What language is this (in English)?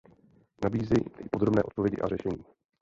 Czech